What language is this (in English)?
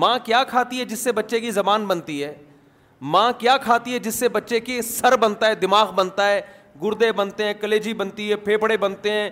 Urdu